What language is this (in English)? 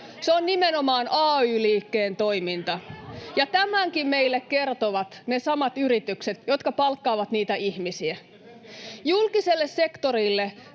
Finnish